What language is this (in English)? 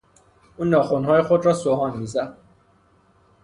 Persian